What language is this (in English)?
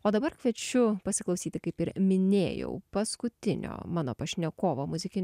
Lithuanian